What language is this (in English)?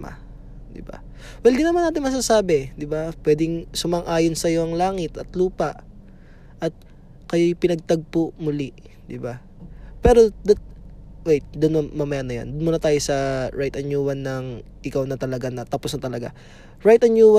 Filipino